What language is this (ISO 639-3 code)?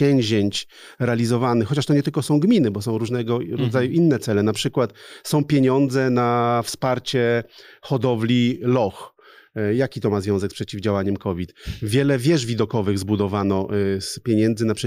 pol